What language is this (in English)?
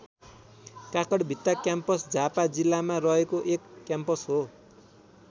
Nepali